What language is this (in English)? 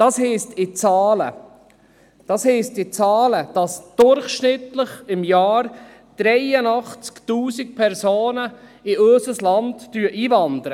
Swiss German